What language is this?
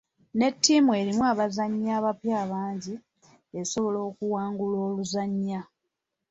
Ganda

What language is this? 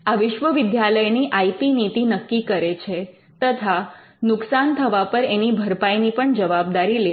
Gujarati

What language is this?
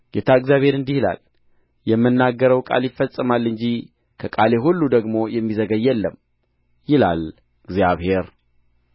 Amharic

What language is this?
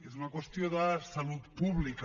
Catalan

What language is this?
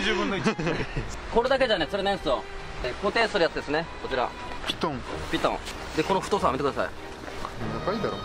Japanese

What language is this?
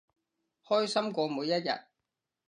Cantonese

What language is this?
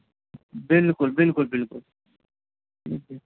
Urdu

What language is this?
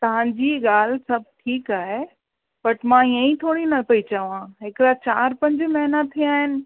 Sindhi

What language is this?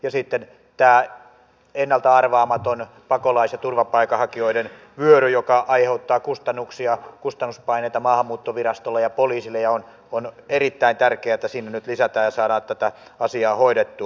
Finnish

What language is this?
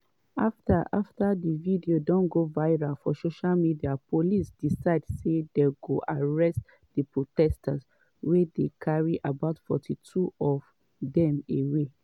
Nigerian Pidgin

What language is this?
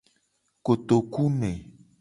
Gen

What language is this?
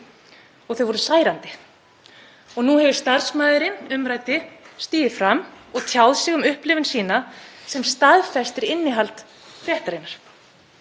Icelandic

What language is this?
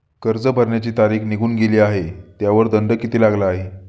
Marathi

